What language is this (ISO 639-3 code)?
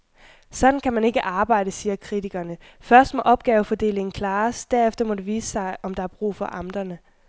dan